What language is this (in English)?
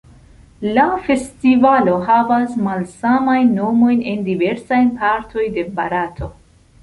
Esperanto